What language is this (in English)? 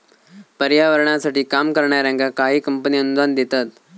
Marathi